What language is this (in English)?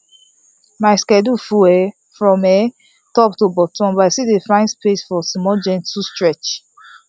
Nigerian Pidgin